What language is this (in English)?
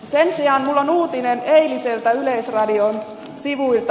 Finnish